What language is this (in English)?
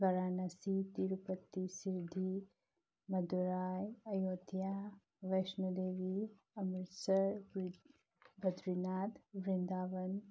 Manipuri